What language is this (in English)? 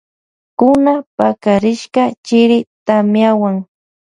Loja Highland Quichua